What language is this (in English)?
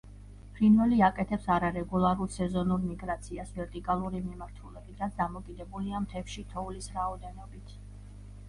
Georgian